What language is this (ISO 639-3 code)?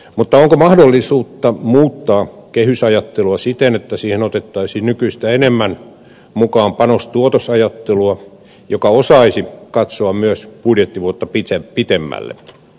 fin